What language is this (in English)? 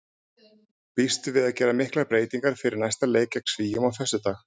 Icelandic